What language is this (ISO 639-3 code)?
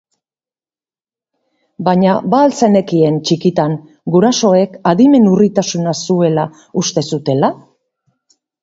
eus